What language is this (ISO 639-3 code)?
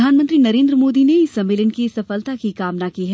hin